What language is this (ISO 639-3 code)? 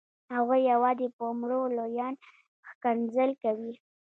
pus